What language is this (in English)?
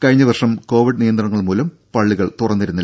Malayalam